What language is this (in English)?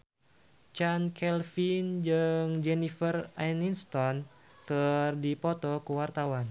Sundanese